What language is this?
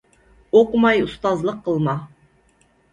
Uyghur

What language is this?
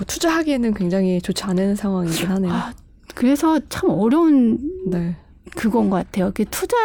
Korean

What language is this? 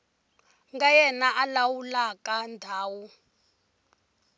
Tsonga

